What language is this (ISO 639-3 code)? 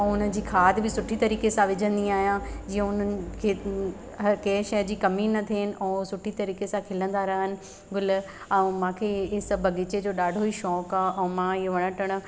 snd